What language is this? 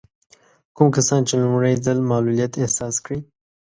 Pashto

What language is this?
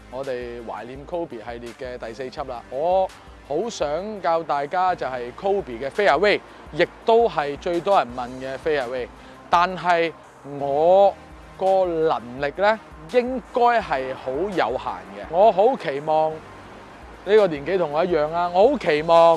Chinese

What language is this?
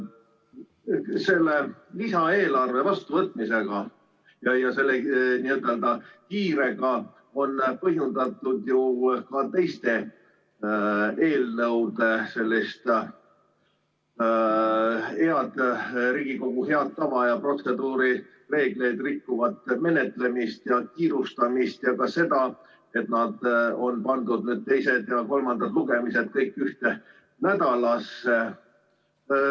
Estonian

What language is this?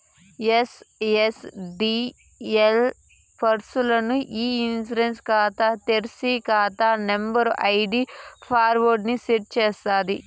Telugu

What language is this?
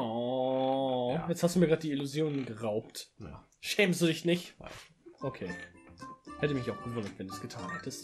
German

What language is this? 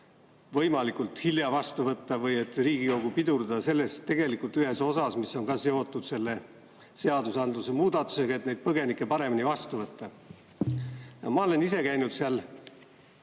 Estonian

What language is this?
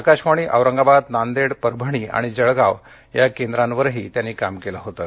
Marathi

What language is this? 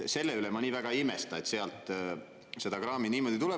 Estonian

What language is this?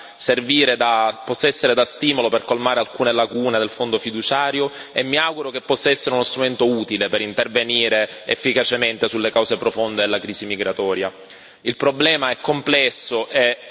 Italian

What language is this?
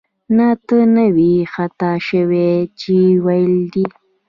Pashto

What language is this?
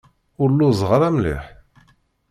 Kabyle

